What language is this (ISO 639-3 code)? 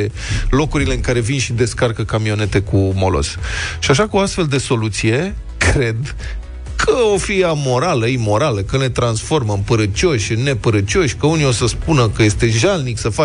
ron